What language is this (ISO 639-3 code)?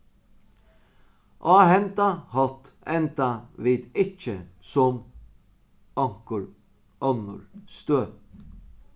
fao